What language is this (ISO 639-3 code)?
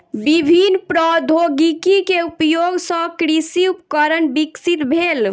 mai